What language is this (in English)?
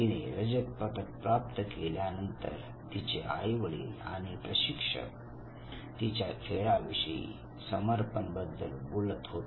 Marathi